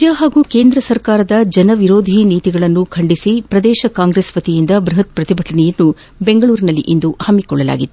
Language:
Kannada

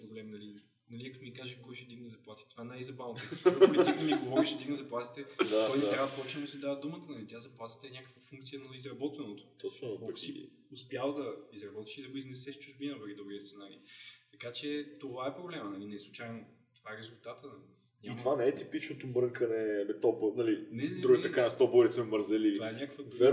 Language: Bulgarian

